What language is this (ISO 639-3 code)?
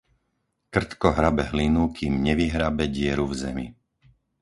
slk